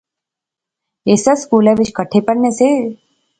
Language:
Pahari-Potwari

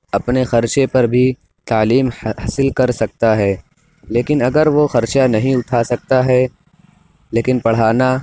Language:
Urdu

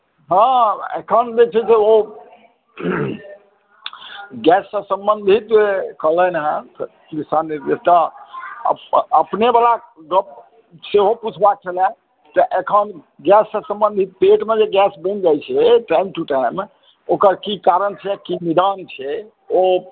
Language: Maithili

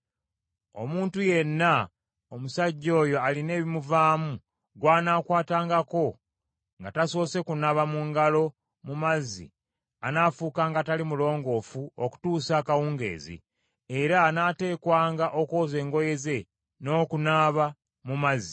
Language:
Ganda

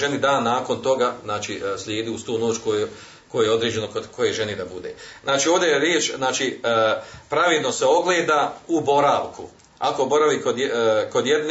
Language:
Croatian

